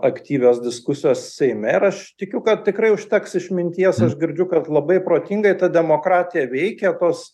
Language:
Lithuanian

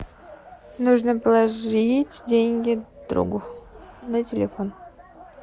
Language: Russian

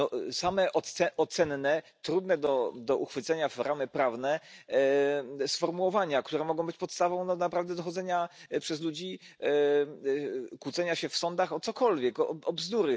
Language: Polish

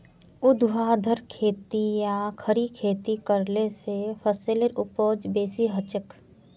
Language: Magahi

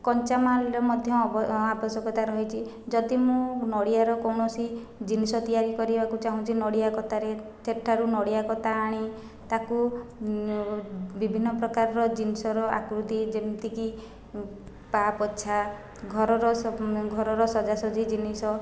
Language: Odia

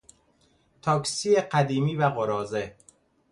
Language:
Persian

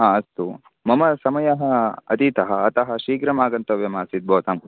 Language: Sanskrit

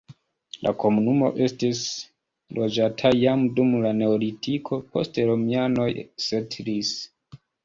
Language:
Esperanto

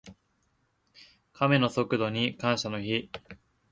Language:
Japanese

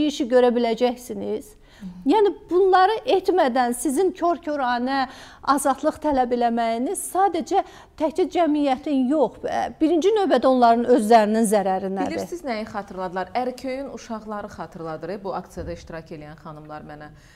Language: Turkish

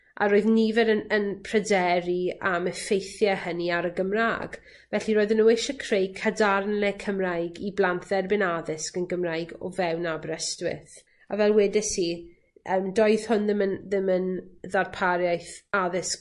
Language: Welsh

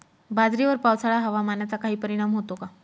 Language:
Marathi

